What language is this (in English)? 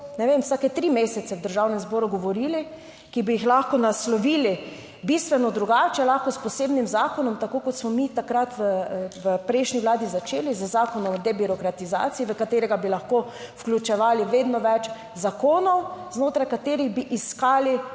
Slovenian